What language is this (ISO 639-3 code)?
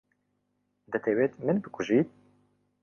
ckb